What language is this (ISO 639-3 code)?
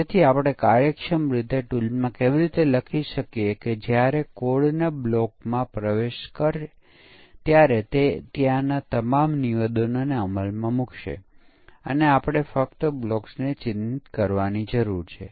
guj